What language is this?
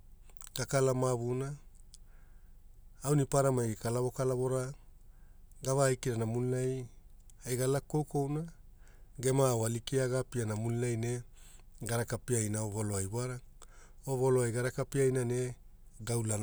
Hula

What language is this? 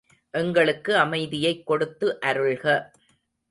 Tamil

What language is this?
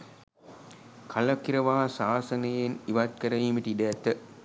Sinhala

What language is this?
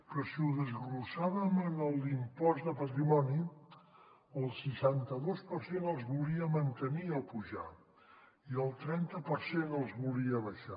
Catalan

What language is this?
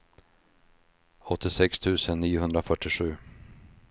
Swedish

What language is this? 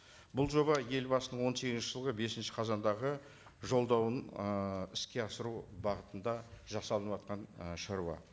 Kazakh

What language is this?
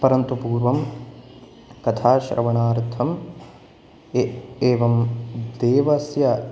Sanskrit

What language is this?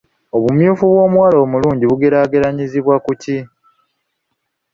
Ganda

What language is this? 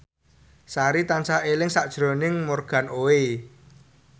Javanese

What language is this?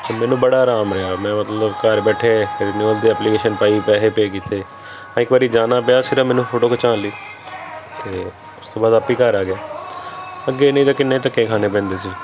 Punjabi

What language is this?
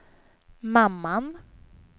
Swedish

